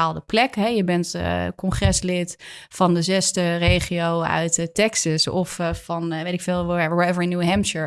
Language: Dutch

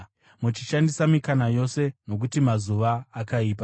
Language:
Shona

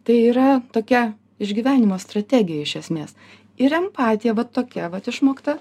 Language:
Lithuanian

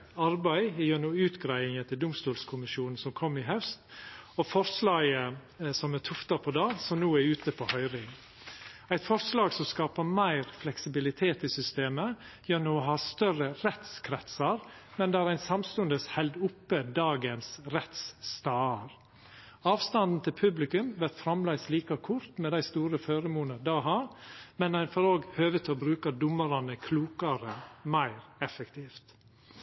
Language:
Norwegian Nynorsk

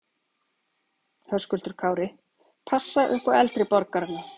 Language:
Icelandic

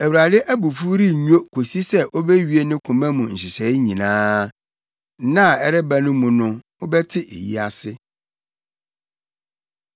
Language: Akan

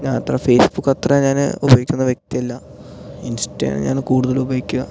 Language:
Malayalam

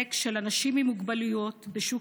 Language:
Hebrew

